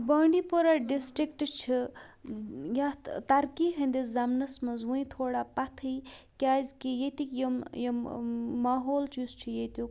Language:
Kashmiri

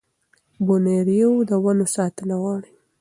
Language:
Pashto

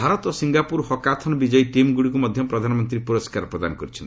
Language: Odia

